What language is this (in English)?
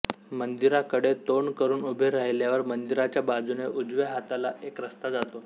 Marathi